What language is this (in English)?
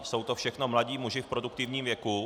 Czech